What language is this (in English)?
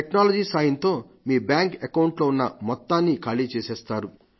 Telugu